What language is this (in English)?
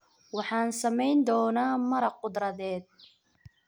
Somali